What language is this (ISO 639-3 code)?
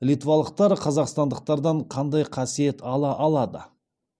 kaz